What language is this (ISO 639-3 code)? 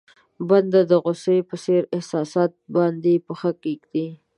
pus